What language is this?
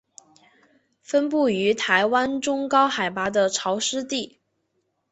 Chinese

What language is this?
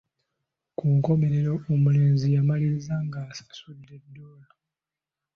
Ganda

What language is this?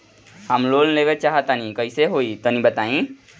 Bhojpuri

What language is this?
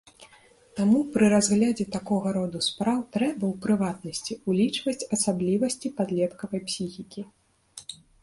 Belarusian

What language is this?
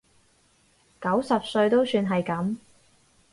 Cantonese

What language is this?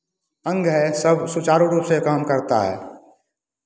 Hindi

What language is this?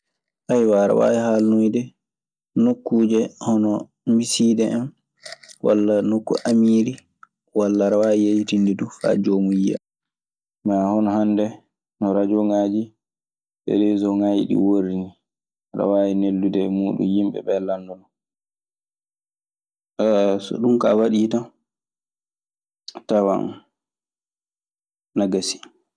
Maasina Fulfulde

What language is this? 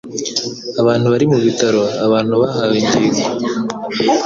Kinyarwanda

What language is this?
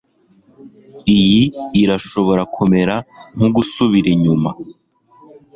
Kinyarwanda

